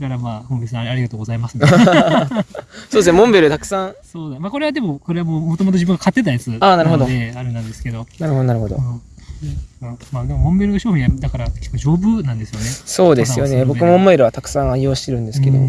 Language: Japanese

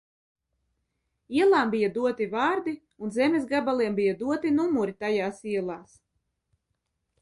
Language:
Latvian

